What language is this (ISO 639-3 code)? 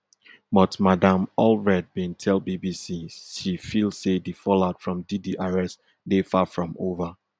pcm